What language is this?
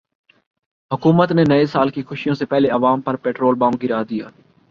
Urdu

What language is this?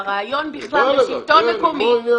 Hebrew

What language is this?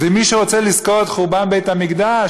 Hebrew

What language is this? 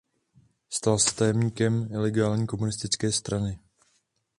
Czech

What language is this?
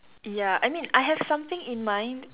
English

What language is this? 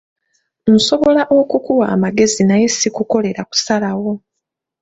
Ganda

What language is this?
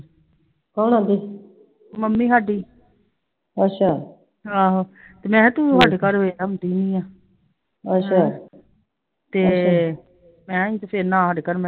Punjabi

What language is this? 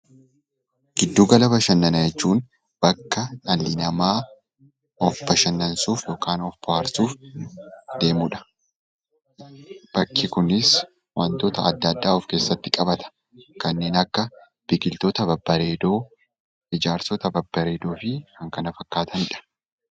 Oromo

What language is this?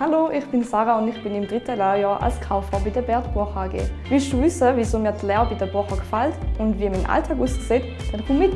German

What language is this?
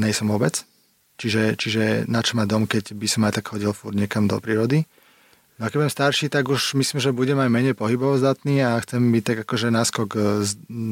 Slovak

